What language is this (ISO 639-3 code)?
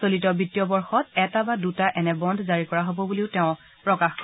asm